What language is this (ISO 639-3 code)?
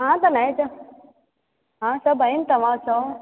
snd